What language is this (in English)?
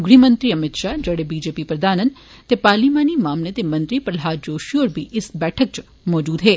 Dogri